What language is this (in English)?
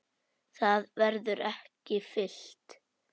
Icelandic